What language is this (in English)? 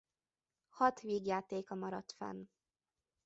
Hungarian